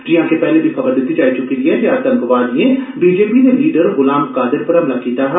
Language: Dogri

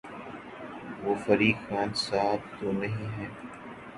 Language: Urdu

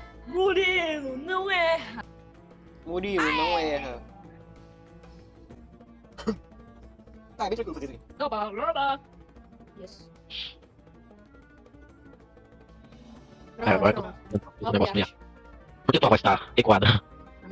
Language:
Portuguese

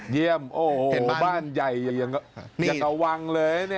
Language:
Thai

